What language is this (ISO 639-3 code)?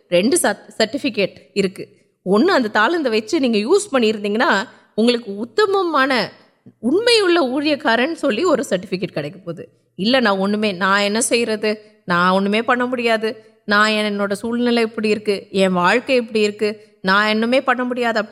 urd